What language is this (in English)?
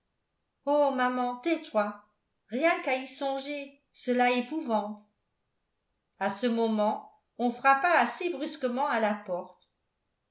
French